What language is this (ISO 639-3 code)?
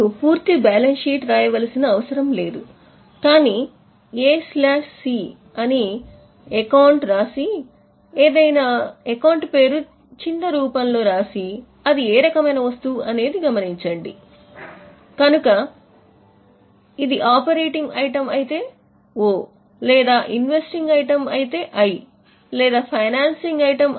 tel